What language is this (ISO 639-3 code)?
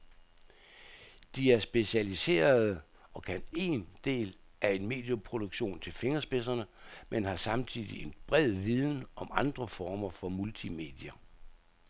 dan